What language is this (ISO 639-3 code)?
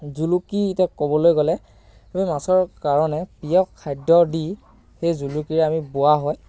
asm